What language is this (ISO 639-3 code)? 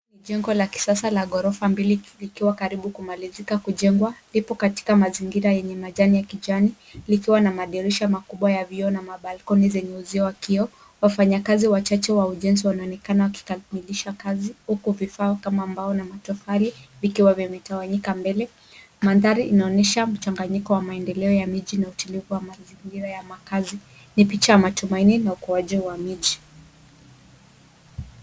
swa